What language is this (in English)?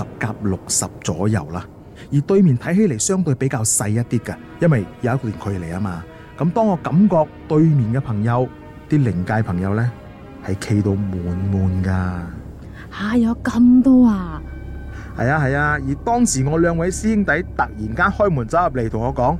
Chinese